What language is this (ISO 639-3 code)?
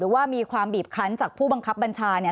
tha